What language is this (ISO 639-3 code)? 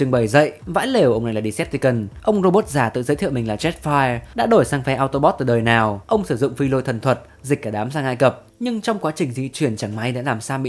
vie